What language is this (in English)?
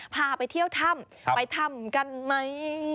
Thai